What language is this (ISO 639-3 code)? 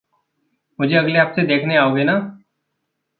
hin